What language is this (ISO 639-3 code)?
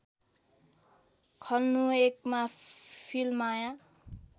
nep